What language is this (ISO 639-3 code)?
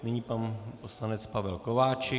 ces